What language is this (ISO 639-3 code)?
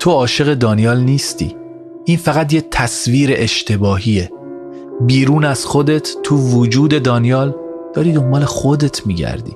fas